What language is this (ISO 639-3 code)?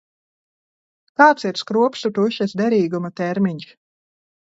lav